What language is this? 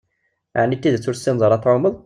Kabyle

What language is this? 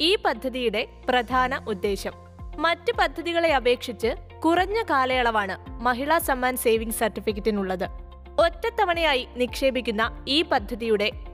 Malayalam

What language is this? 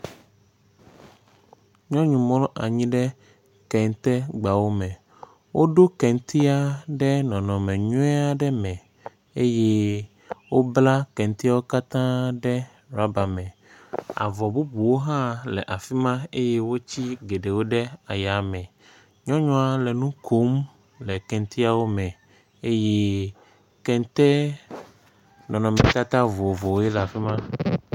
Ewe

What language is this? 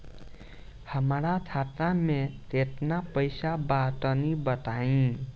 Bhojpuri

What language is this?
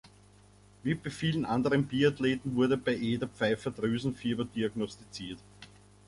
German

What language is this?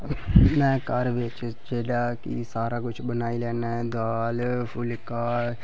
Dogri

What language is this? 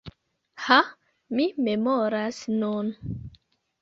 Esperanto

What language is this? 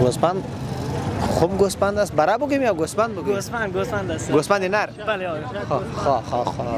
Persian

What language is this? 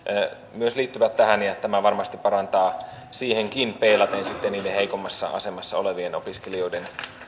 Finnish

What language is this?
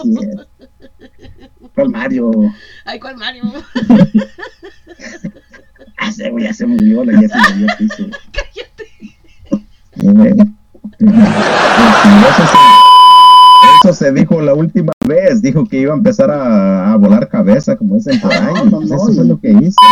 Spanish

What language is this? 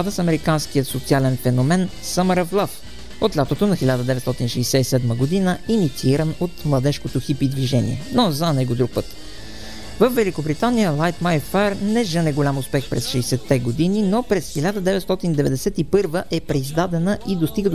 Bulgarian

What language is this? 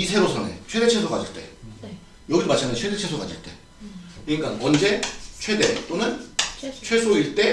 Korean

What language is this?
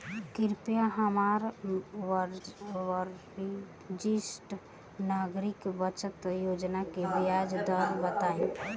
Bhojpuri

